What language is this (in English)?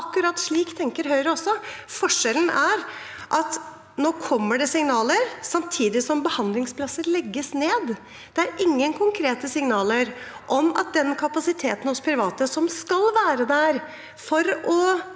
Norwegian